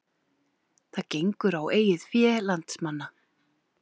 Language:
Icelandic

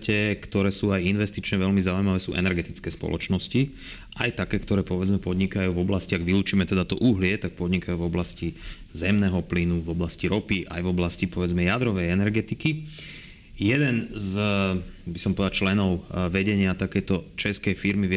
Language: Slovak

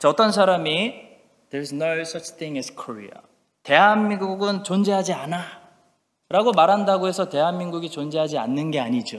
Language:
Korean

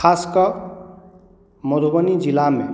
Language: Maithili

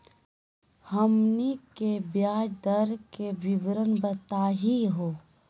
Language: Magahi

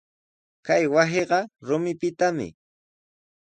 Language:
Sihuas Ancash Quechua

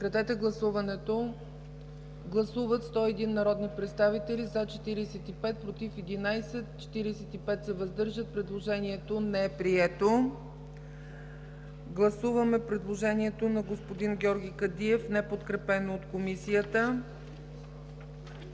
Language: Bulgarian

